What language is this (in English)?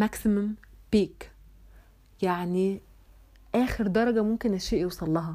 Arabic